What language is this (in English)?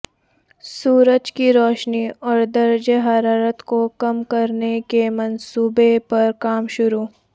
Urdu